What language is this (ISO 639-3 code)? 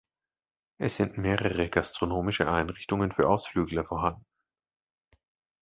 deu